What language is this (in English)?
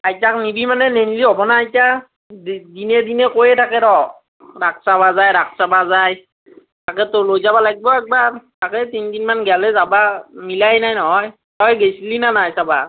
Assamese